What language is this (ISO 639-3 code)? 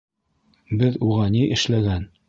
bak